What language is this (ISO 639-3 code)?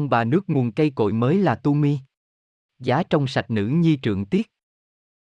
vie